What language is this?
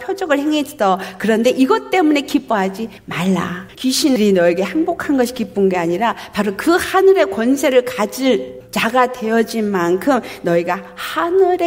Korean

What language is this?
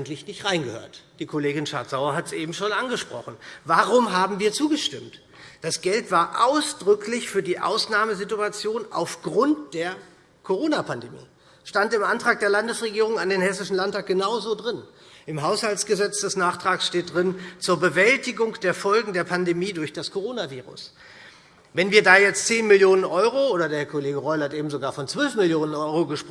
German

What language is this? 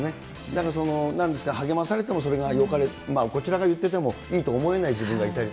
Japanese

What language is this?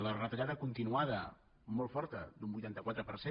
Catalan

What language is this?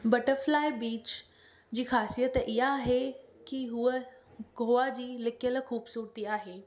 Sindhi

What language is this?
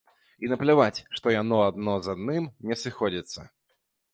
Belarusian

